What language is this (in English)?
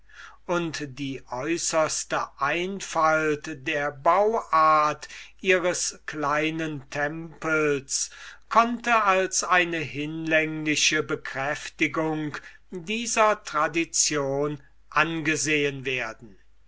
German